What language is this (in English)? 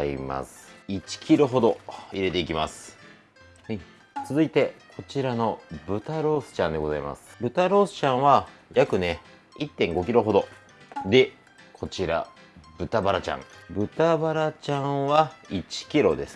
Japanese